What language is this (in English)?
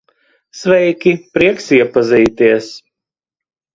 Latvian